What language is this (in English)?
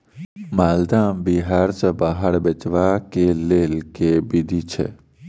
Maithili